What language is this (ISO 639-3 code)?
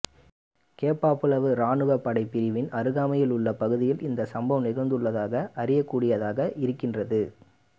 tam